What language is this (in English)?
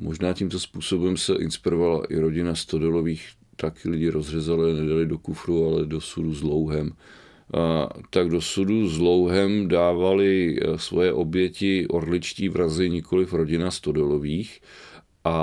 Czech